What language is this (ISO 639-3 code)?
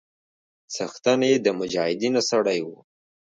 pus